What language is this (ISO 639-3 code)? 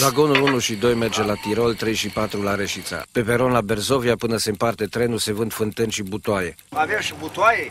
ron